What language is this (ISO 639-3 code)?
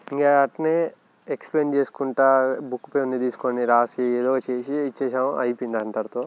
tel